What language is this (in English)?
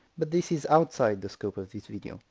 English